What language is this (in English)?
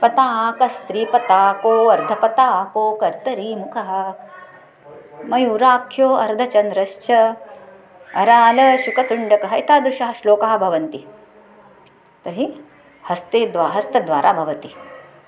Sanskrit